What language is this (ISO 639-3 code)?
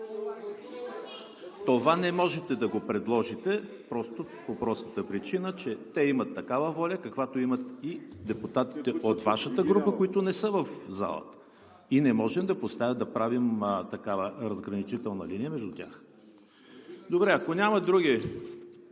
bul